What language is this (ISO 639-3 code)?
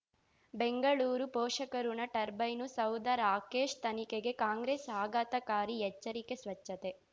kan